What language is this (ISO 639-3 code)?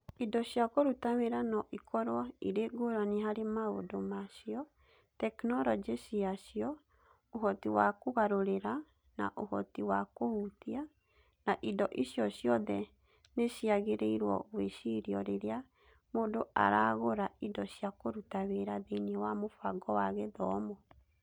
kik